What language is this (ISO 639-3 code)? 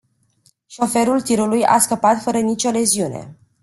ron